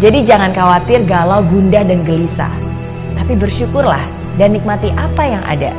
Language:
Indonesian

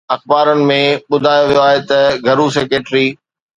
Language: Sindhi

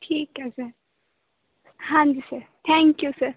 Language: Punjabi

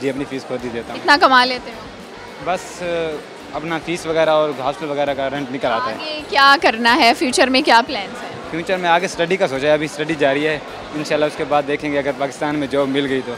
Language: Hindi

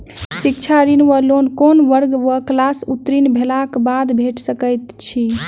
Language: Maithili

